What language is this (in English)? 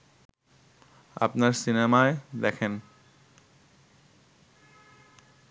Bangla